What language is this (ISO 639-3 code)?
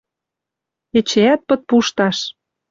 mrj